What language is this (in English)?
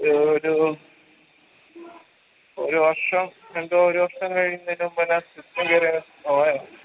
Malayalam